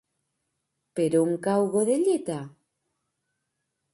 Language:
Catalan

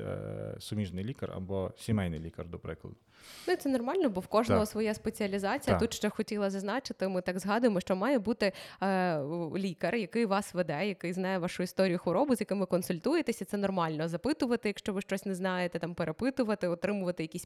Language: Ukrainian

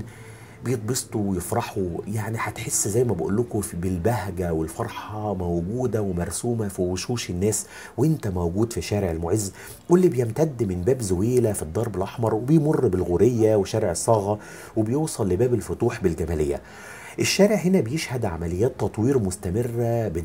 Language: Arabic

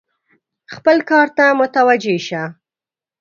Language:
Pashto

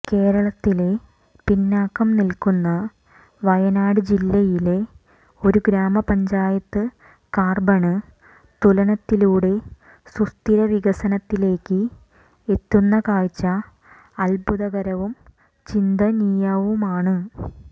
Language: Malayalam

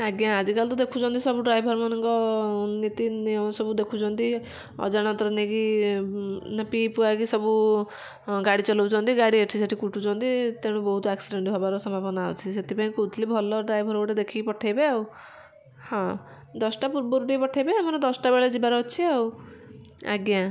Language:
Odia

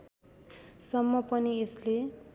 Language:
Nepali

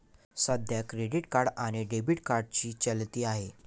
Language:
Marathi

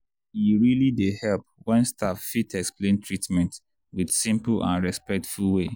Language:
Nigerian Pidgin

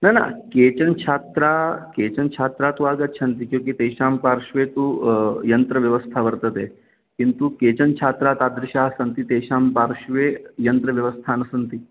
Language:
Sanskrit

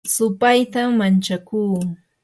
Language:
Yanahuanca Pasco Quechua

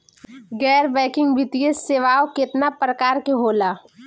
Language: Bhojpuri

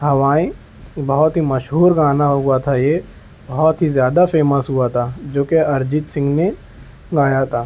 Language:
Urdu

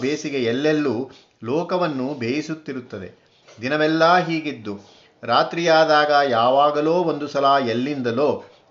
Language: Kannada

